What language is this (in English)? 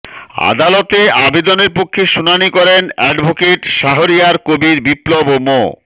Bangla